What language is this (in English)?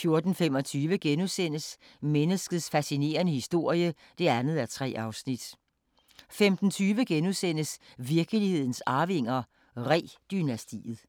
Danish